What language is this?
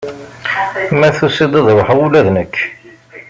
Kabyle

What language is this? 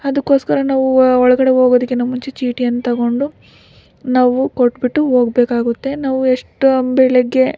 Kannada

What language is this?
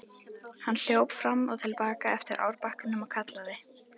Icelandic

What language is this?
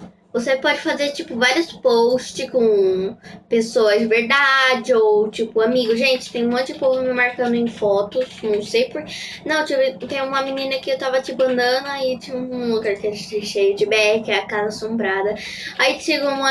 Portuguese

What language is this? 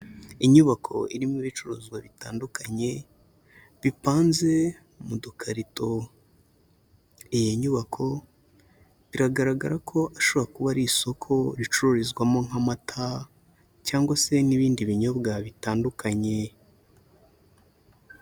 Kinyarwanda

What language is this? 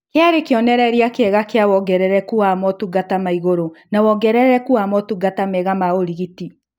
Kikuyu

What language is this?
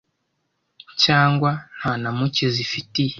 Kinyarwanda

